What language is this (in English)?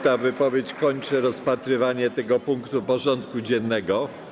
Polish